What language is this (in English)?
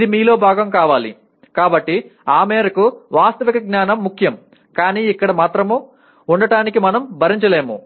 Telugu